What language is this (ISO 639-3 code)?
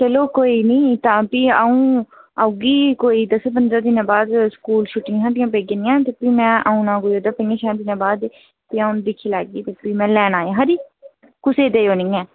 doi